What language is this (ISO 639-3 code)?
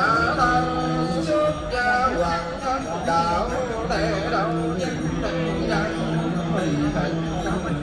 vie